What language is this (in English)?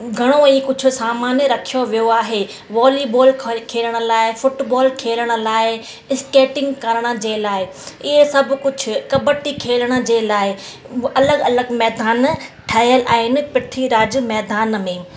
Sindhi